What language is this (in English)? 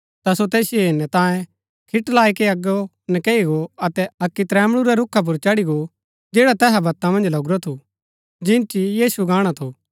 Gaddi